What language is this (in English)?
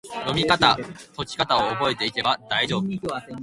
Japanese